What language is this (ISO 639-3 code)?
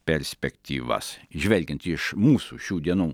lit